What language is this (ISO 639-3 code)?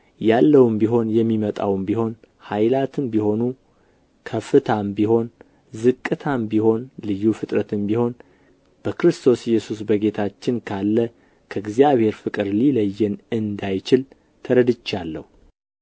amh